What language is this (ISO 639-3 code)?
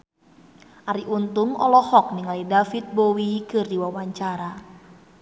sun